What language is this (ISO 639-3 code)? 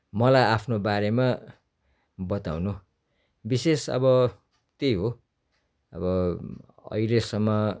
nep